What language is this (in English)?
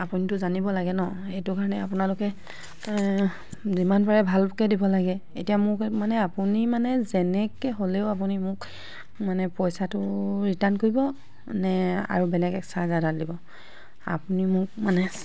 Assamese